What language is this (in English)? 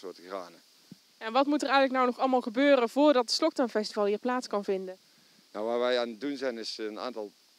Dutch